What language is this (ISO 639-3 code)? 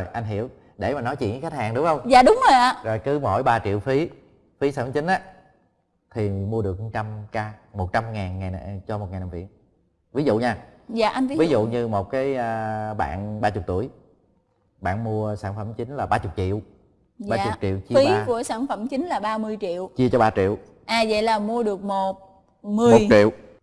vie